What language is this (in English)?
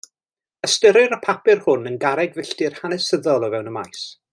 Welsh